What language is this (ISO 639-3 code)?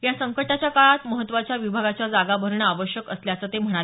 mar